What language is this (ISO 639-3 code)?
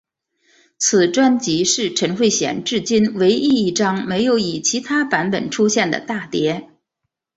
zho